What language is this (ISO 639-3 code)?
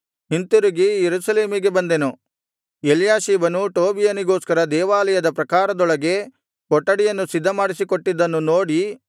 kan